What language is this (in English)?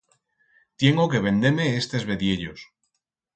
Aragonese